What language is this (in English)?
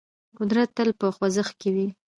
Pashto